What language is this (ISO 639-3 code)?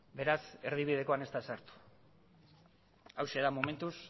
eus